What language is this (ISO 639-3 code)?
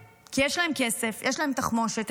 heb